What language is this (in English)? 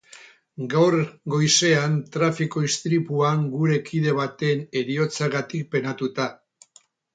Basque